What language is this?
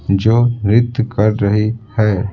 Hindi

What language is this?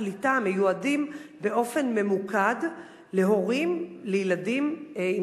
Hebrew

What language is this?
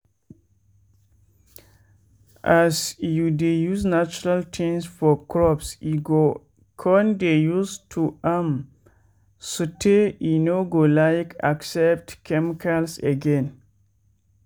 Nigerian Pidgin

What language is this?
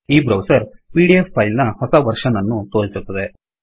Kannada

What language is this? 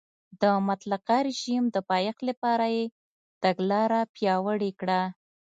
Pashto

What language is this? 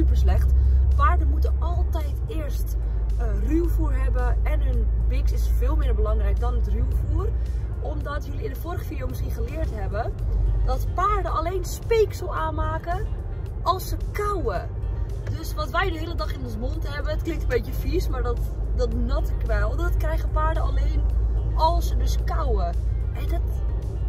Dutch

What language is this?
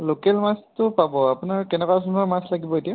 Assamese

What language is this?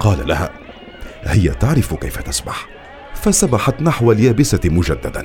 Arabic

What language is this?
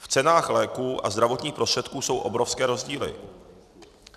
Czech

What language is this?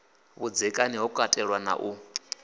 Venda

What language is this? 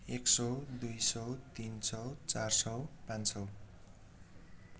Nepali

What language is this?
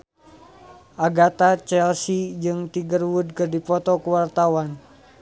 Sundanese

